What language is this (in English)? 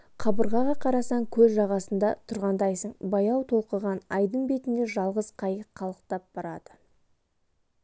Kazakh